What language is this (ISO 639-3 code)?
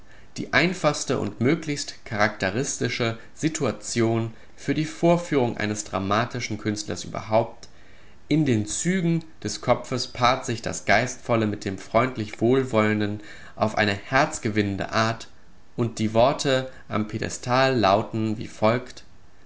deu